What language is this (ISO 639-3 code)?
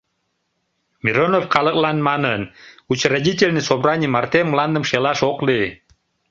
chm